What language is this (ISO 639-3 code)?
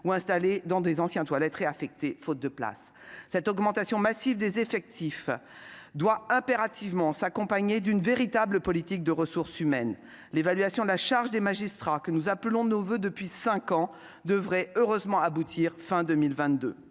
fra